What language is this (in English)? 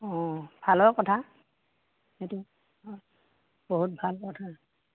Assamese